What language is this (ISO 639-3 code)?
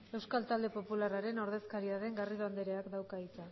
eus